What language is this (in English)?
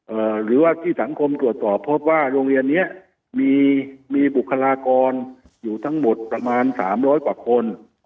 Thai